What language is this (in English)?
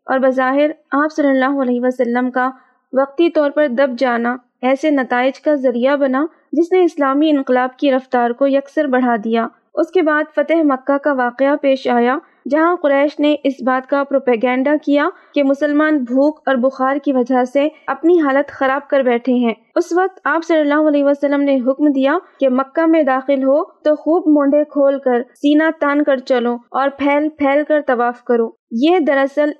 Urdu